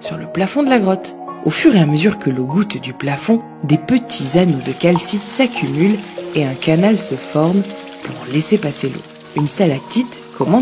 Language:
French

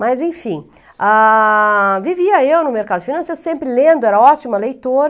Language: Portuguese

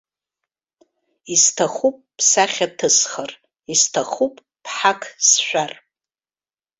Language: Abkhazian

